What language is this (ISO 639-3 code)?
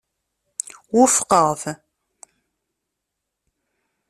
kab